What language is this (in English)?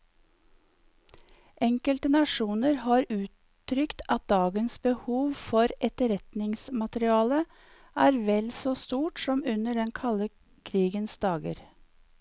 Norwegian